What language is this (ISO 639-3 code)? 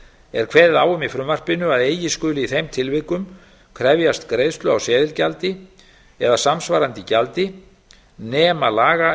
isl